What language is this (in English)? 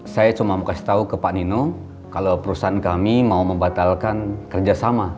Indonesian